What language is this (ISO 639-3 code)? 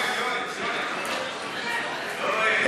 heb